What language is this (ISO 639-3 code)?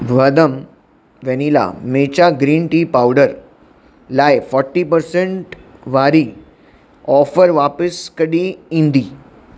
snd